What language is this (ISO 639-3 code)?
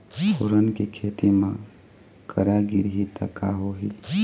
hne